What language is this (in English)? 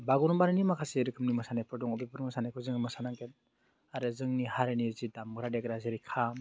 Bodo